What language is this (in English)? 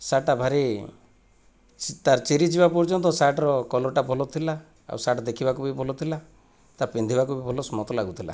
Odia